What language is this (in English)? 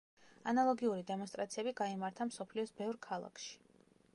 Georgian